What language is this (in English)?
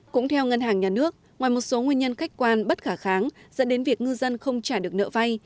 Vietnamese